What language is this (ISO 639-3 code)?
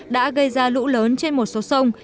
vie